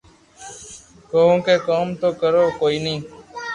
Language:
Loarki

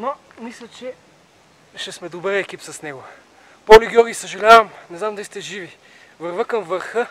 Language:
Bulgarian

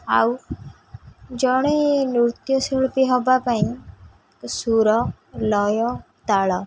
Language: Odia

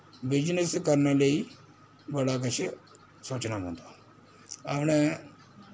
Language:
Dogri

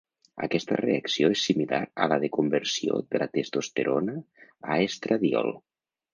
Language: Catalan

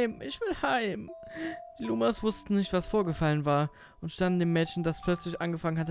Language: German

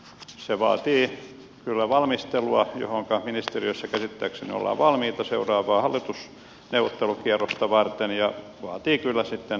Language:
Finnish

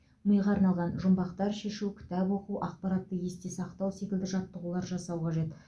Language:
Kazakh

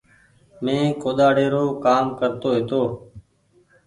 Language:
Goaria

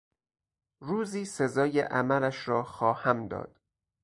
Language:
Persian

